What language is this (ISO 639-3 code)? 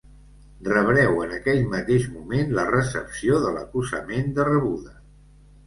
cat